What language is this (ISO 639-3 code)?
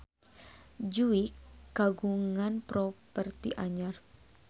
sun